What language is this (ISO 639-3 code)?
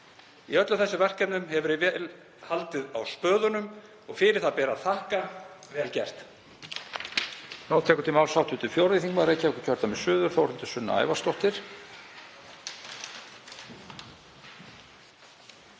isl